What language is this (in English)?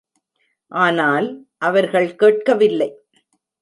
Tamil